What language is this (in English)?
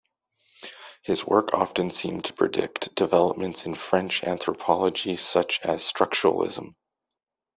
English